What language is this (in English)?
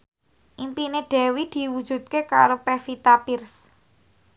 Javanese